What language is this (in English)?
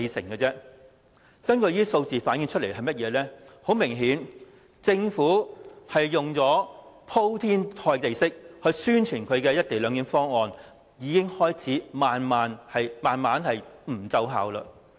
Cantonese